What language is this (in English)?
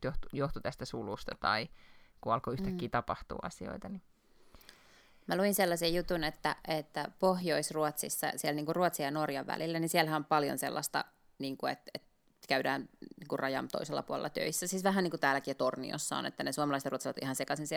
Finnish